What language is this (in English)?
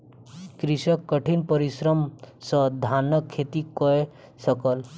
Maithili